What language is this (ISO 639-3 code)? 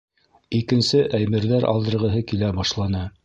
bak